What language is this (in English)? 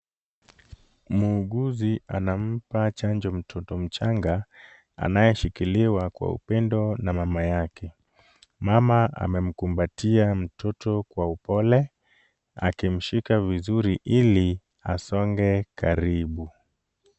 Swahili